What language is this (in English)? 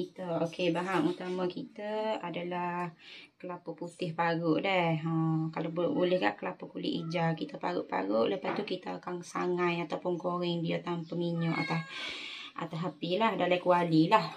Malay